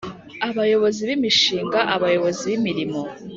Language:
Kinyarwanda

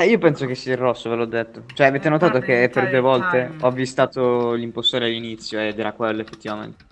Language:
Italian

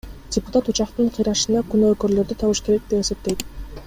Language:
Kyrgyz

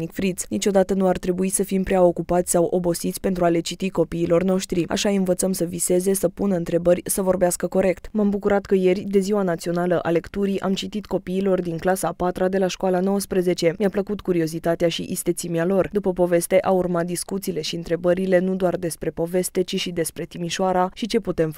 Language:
Romanian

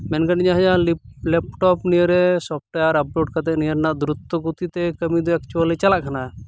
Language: Santali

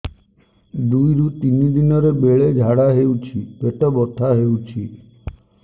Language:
Odia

